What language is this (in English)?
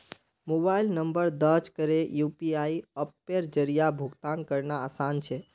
Magahi